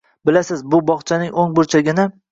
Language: Uzbek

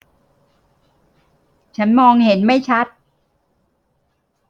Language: Thai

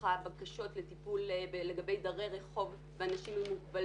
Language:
Hebrew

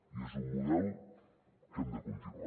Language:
Catalan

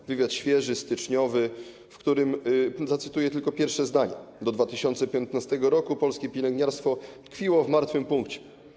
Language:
Polish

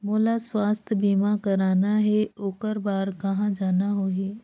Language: Chhattisgarhi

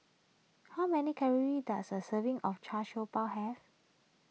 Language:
English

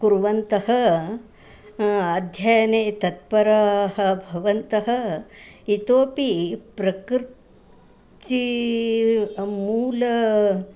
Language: Sanskrit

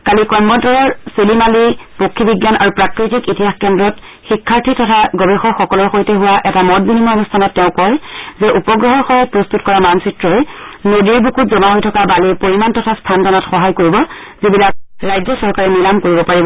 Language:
Assamese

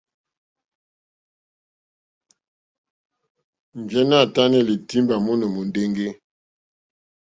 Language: Mokpwe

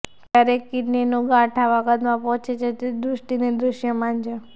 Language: Gujarati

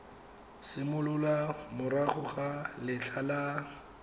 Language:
Tswana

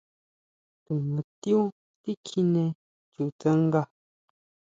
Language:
Huautla Mazatec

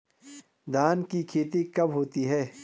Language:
Hindi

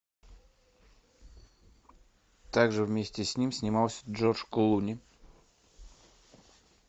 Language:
Russian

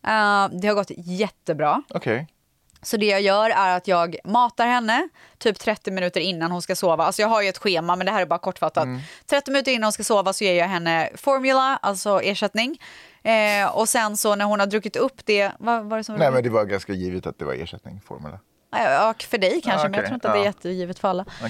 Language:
Swedish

